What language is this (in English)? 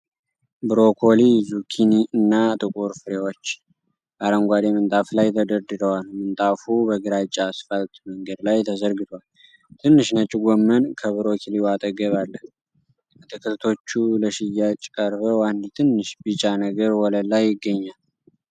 Amharic